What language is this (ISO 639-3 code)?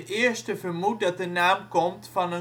nld